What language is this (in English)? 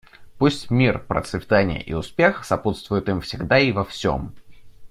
Russian